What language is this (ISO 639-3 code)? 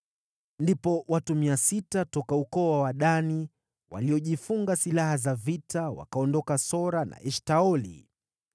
swa